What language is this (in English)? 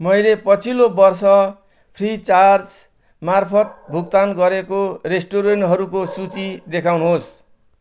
Nepali